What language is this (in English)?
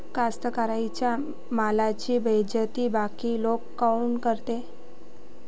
Marathi